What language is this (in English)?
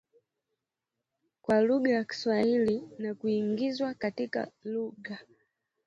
Swahili